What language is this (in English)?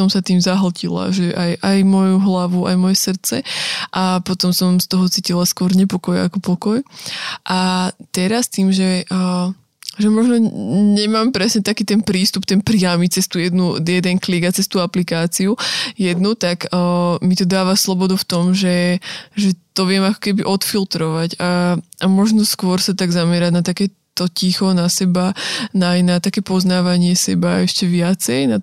Slovak